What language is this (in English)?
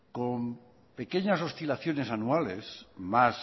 Spanish